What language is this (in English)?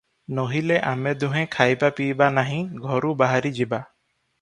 Odia